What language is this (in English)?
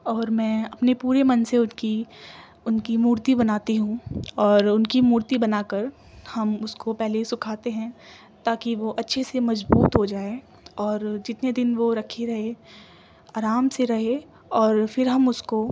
Urdu